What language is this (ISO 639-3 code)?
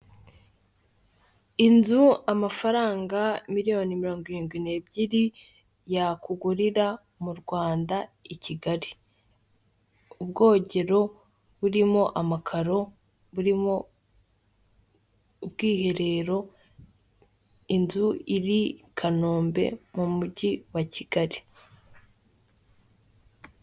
kin